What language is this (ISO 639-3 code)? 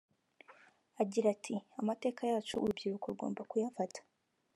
kin